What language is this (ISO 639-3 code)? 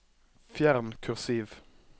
nor